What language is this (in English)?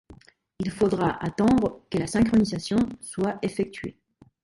French